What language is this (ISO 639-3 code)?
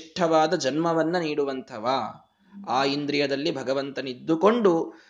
kan